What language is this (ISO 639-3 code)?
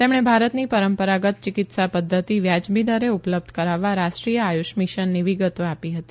guj